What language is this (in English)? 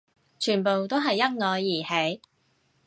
Cantonese